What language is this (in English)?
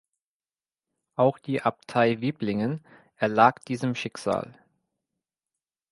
German